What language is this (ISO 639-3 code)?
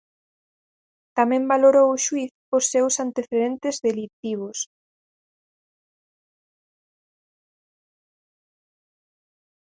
glg